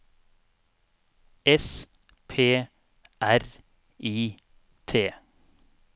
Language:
Norwegian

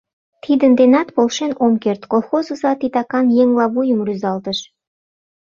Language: Mari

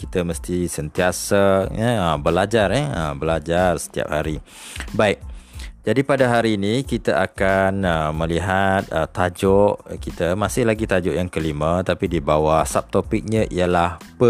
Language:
Malay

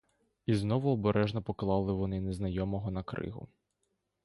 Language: Ukrainian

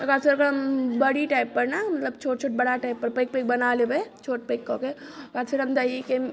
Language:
Maithili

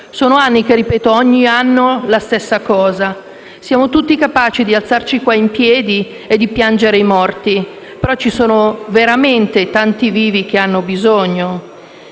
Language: Italian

